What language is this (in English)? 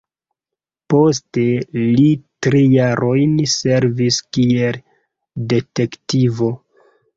Esperanto